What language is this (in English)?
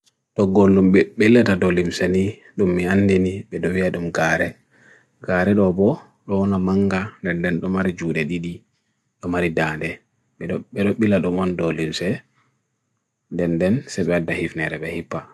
Bagirmi Fulfulde